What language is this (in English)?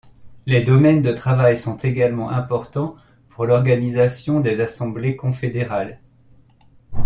French